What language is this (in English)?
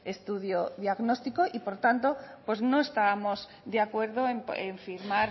Spanish